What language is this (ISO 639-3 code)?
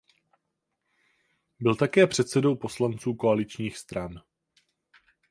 ces